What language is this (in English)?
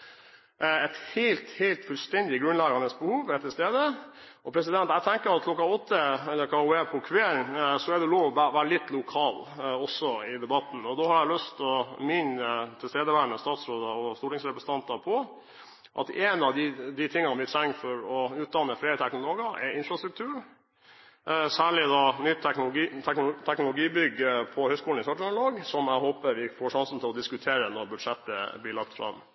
Norwegian Bokmål